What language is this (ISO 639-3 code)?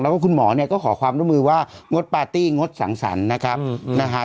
tha